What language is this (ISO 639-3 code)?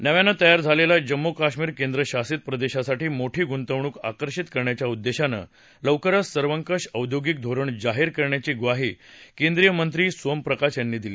mar